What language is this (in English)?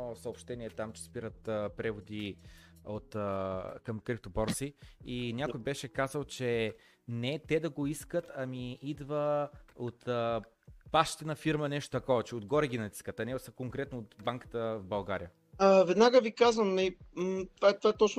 Bulgarian